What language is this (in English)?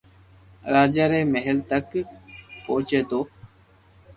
Loarki